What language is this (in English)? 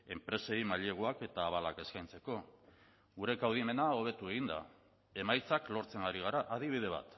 Basque